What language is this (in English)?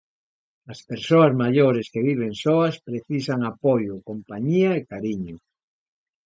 Galician